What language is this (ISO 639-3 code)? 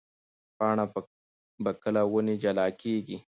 pus